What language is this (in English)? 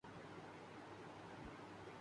Urdu